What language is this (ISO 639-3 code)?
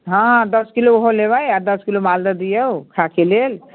mai